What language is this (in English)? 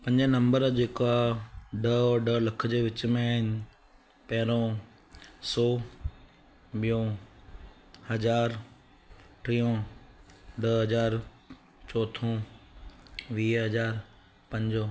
Sindhi